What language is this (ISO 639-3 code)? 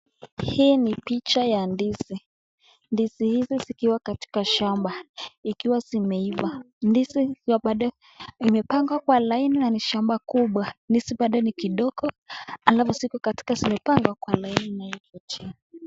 swa